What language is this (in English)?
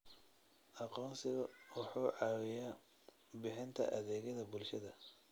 Somali